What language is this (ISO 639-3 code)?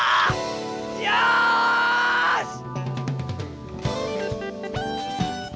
jpn